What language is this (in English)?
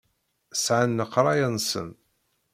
Kabyle